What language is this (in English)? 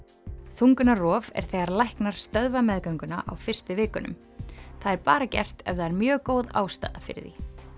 Icelandic